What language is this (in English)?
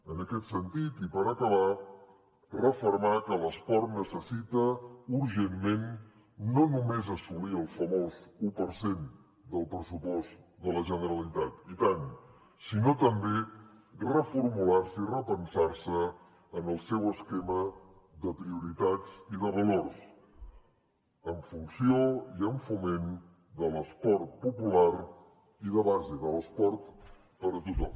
Catalan